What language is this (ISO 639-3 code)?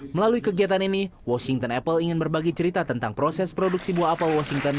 ind